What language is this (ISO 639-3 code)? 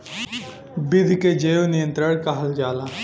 bho